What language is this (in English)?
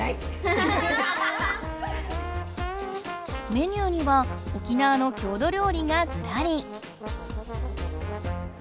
Japanese